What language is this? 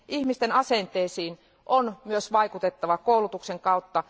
Finnish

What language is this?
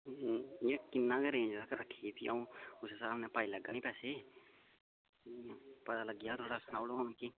Dogri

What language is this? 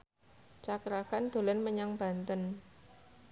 Javanese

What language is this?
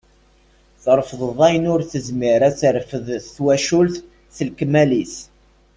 Kabyle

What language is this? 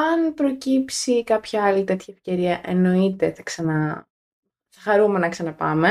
Greek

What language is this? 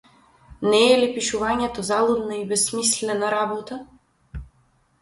Macedonian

